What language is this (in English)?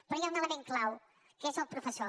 Catalan